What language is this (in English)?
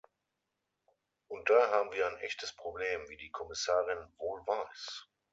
German